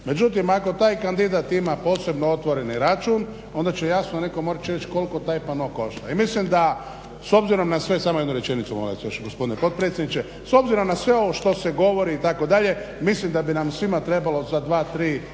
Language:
Croatian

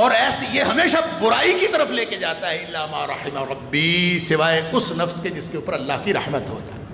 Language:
Hindi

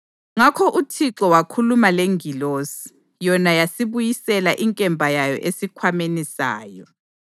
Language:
North Ndebele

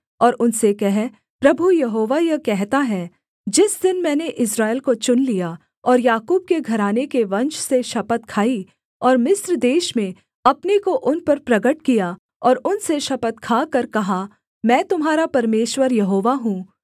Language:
Hindi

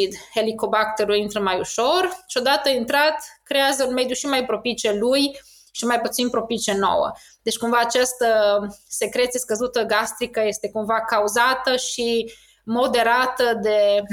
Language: Romanian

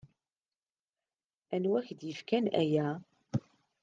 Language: Kabyle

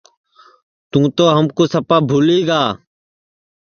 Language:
Sansi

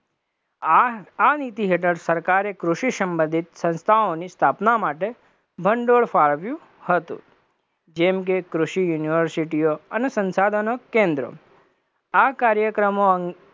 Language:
Gujarati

